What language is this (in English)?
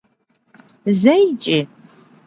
Kabardian